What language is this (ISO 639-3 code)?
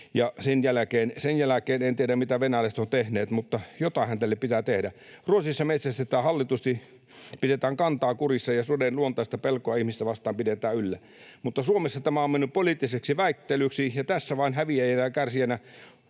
fin